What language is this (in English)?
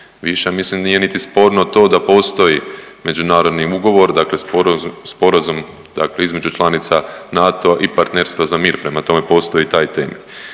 Croatian